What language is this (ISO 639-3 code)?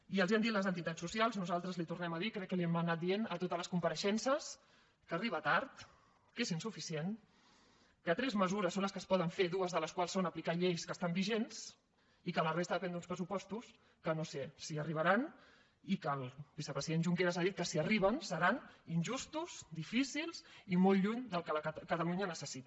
cat